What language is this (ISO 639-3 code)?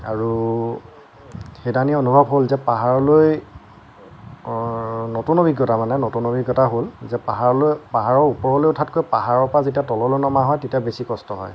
asm